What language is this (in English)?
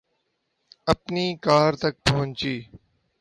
Urdu